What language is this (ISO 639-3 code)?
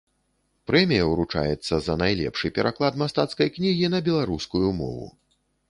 bel